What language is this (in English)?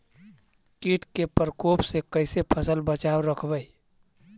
Magahi